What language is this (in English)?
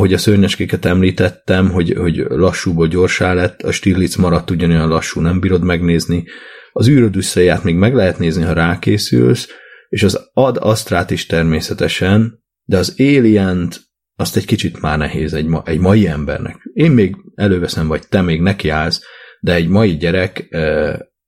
Hungarian